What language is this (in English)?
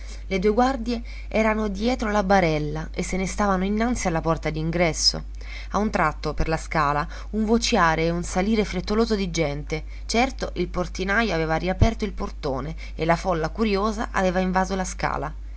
Italian